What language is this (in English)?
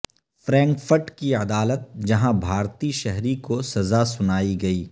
Urdu